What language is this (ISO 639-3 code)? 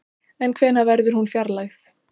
isl